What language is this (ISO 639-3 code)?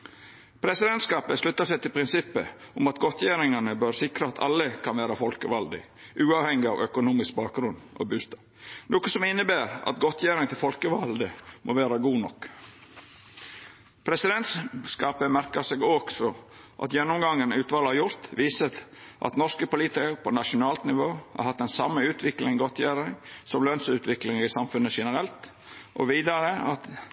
nno